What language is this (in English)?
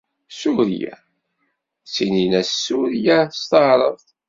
Kabyle